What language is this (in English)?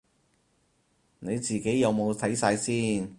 Cantonese